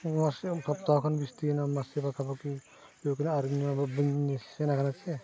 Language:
Santali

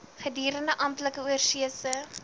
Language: Afrikaans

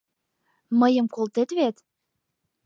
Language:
Mari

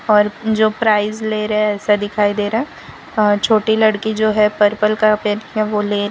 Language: Hindi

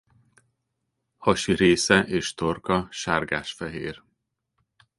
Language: Hungarian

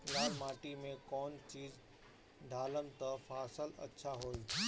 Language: Bhojpuri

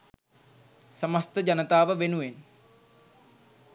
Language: Sinhala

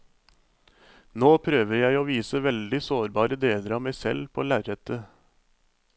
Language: Norwegian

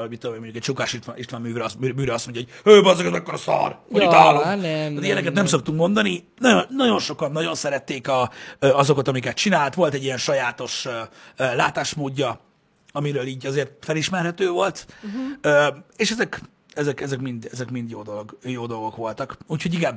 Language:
Hungarian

